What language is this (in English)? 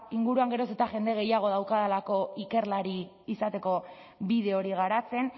Basque